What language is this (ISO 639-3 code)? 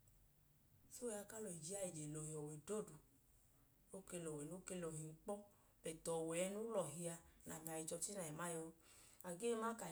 idu